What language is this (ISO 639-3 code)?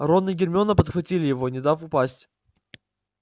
rus